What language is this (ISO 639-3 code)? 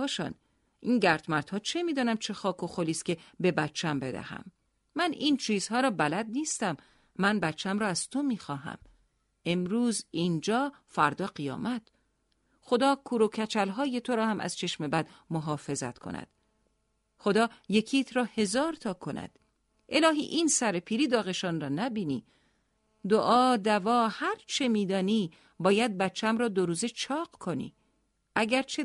fas